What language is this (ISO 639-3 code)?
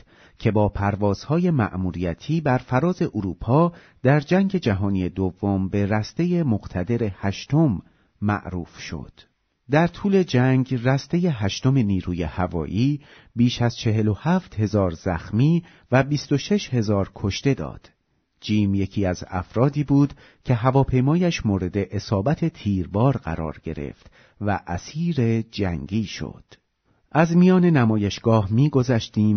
fas